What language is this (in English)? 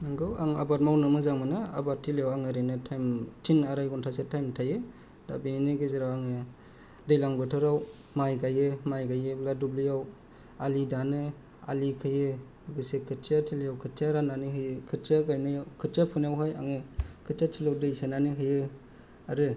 Bodo